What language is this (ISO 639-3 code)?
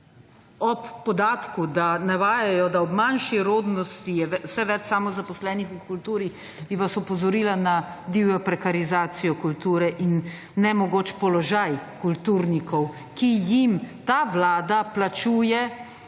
slv